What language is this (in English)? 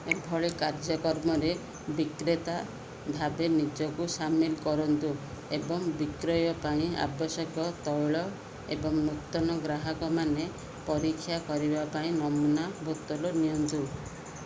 Odia